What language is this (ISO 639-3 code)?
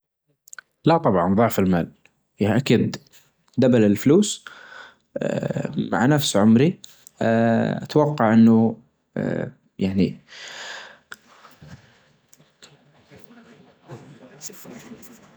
ars